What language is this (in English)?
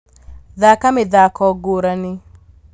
Kikuyu